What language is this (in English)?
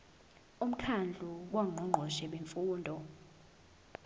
Zulu